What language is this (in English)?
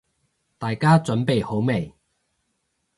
Cantonese